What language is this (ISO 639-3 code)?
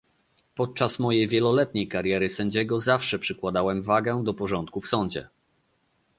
pol